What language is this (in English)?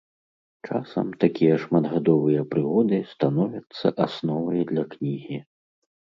Belarusian